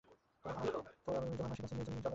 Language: Bangla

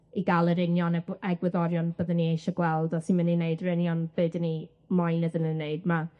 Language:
Welsh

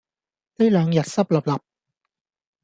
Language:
Cantonese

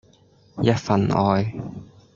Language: Cantonese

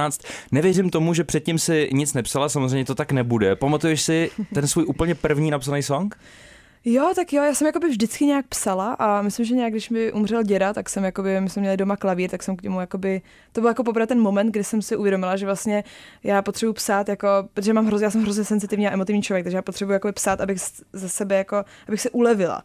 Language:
Czech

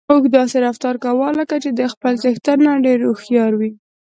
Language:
Pashto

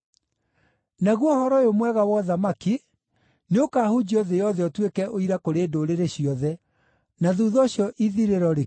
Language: Kikuyu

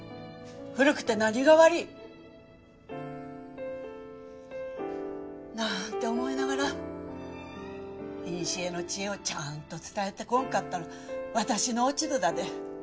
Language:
Japanese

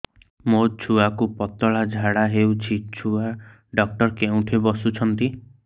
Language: Odia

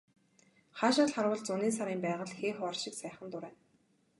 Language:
Mongolian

